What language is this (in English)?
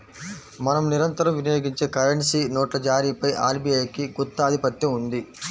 Telugu